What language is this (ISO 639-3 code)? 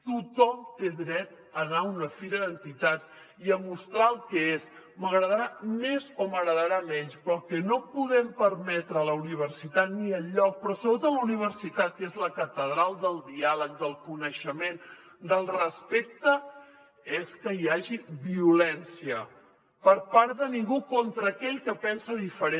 cat